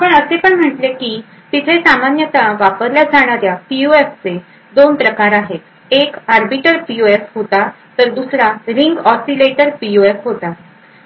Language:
Marathi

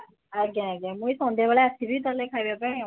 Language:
Odia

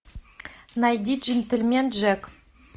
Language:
Russian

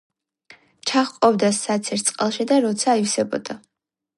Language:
Georgian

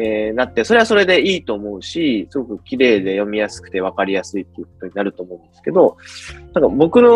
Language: Japanese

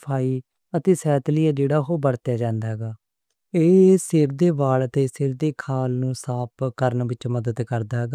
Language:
Western Panjabi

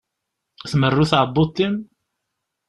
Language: Kabyle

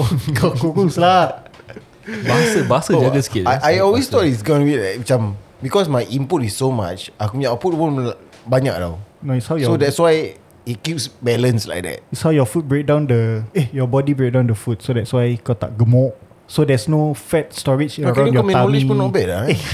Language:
Malay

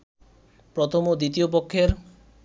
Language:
Bangla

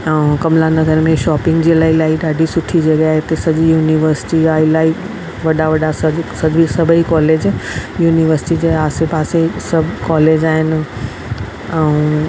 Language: Sindhi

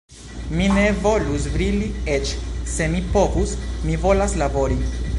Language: Esperanto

